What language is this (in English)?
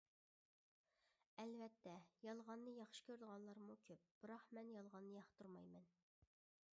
Uyghur